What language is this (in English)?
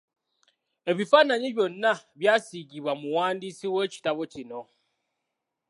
Ganda